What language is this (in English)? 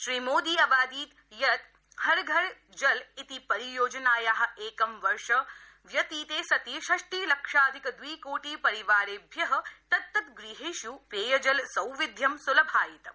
Sanskrit